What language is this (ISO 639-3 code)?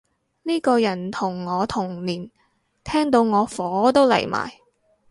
yue